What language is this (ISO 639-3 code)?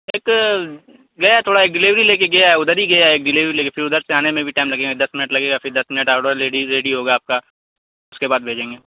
urd